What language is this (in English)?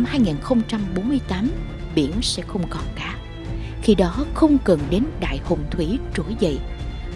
Vietnamese